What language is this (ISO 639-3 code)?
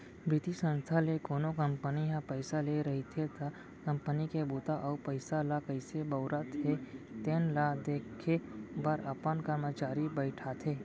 hne